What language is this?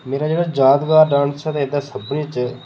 Dogri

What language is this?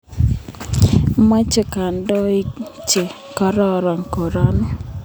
Kalenjin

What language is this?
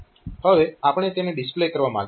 Gujarati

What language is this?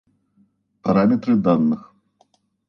Russian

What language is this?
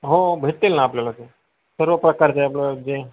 Marathi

